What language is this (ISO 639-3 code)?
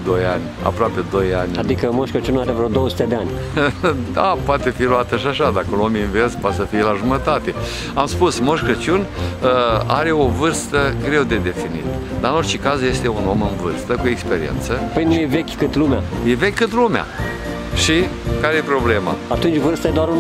ron